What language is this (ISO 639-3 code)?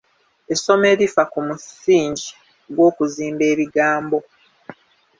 lug